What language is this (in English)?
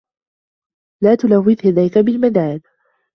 Arabic